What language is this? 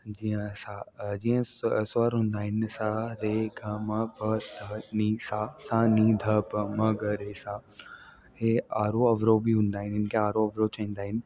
Sindhi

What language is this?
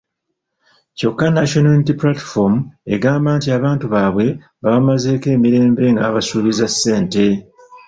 Ganda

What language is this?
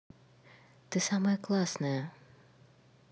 Russian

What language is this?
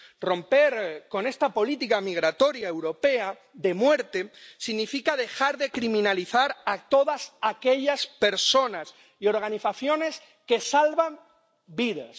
Spanish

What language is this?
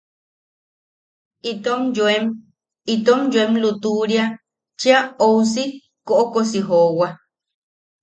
Yaqui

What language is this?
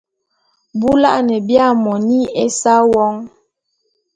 Bulu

